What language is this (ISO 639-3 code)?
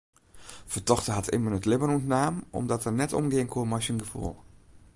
fry